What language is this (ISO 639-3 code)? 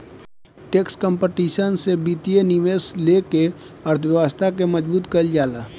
bho